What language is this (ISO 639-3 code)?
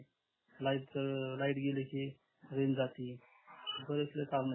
mar